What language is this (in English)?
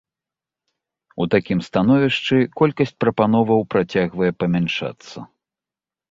Belarusian